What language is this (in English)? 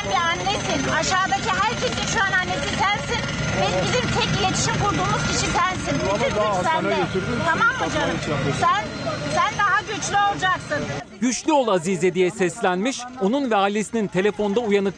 Turkish